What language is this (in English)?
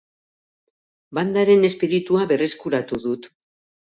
Basque